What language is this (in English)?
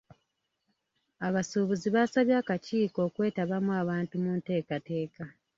Ganda